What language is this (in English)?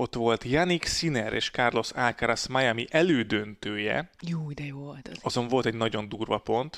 Hungarian